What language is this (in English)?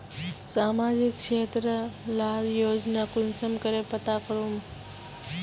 Magahi